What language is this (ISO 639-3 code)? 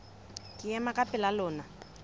sot